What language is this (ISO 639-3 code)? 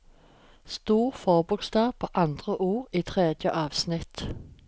nor